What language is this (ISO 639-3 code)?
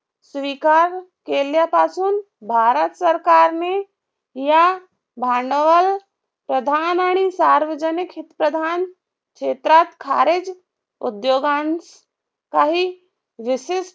mar